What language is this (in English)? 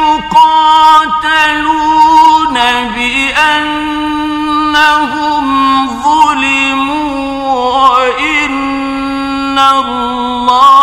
Arabic